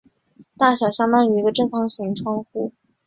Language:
Chinese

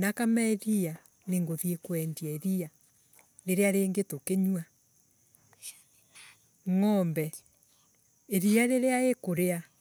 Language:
Embu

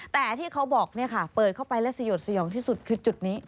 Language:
Thai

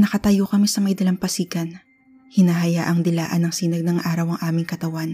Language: Filipino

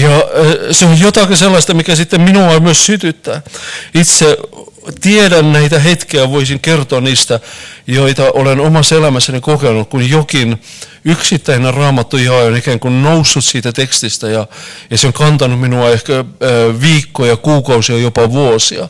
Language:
Finnish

